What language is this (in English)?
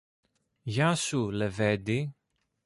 Greek